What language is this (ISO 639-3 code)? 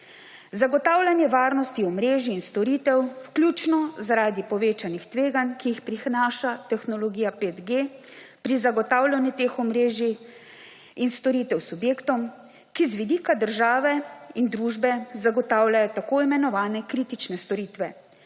slv